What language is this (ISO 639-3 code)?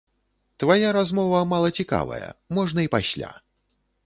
bel